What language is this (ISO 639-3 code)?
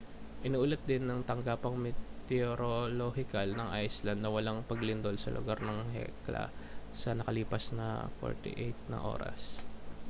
fil